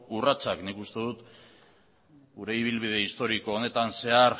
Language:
Basque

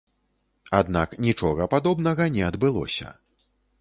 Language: Belarusian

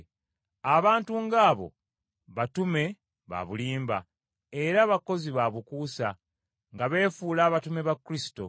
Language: Ganda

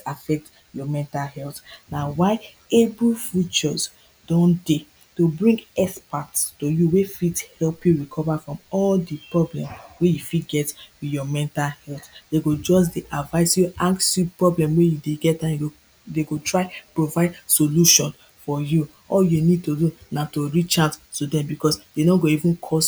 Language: Nigerian Pidgin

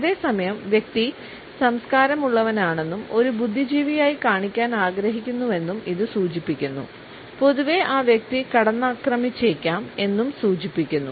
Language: Malayalam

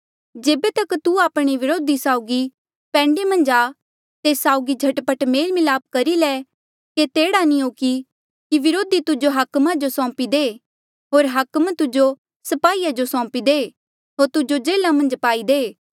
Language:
Mandeali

